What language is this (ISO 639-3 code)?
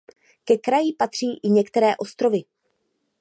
ces